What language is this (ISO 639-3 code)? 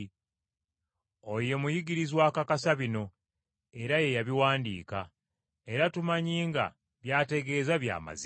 lug